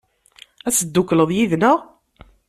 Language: Kabyle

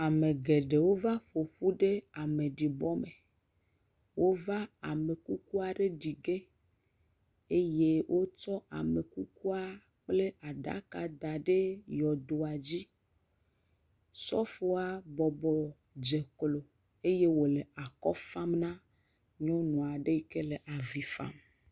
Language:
Ewe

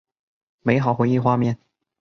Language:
Chinese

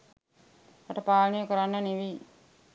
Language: Sinhala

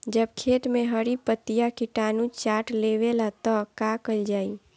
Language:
Bhojpuri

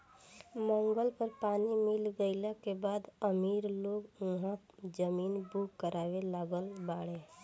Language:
Bhojpuri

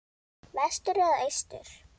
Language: Icelandic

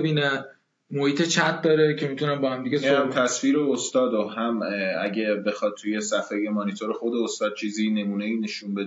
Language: Persian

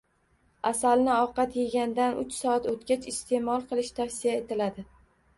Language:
Uzbek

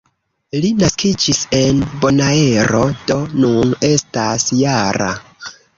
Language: Esperanto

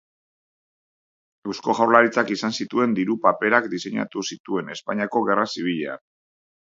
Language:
Basque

